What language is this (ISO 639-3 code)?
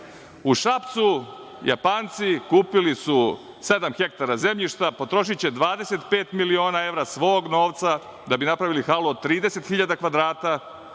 srp